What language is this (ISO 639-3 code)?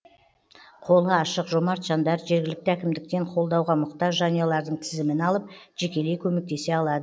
kaz